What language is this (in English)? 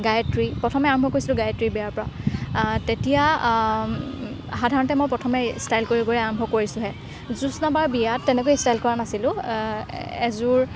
Assamese